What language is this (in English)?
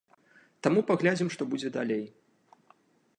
Belarusian